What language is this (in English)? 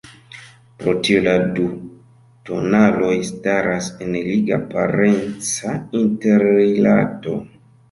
Esperanto